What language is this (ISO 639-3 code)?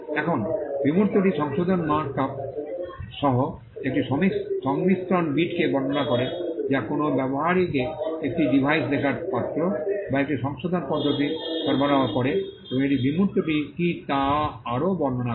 ben